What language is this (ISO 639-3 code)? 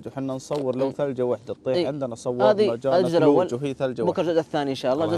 ara